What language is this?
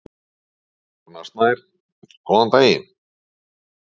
Icelandic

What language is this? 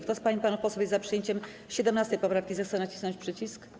Polish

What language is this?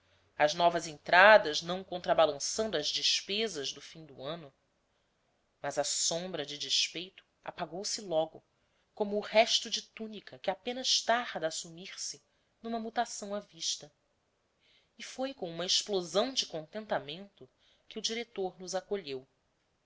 Portuguese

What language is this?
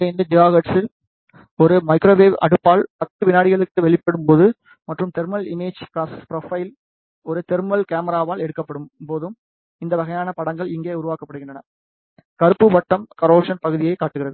Tamil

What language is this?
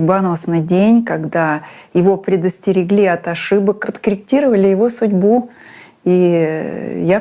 Russian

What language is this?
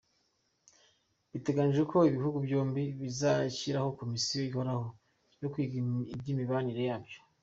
Kinyarwanda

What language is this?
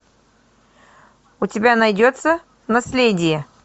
Russian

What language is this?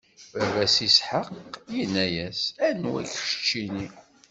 Kabyle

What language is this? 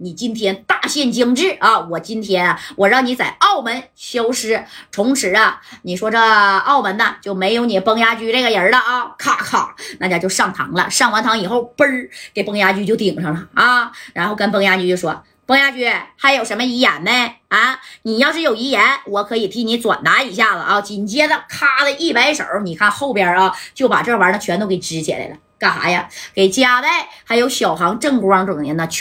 Chinese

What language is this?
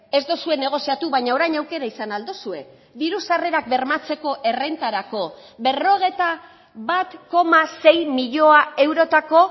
Basque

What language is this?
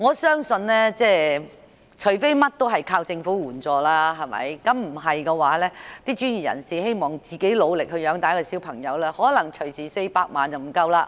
Cantonese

